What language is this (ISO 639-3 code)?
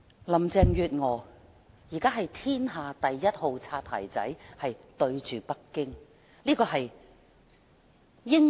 yue